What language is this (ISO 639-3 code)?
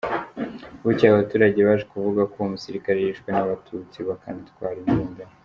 kin